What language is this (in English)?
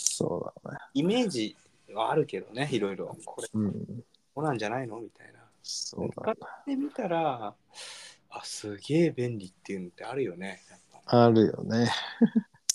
Japanese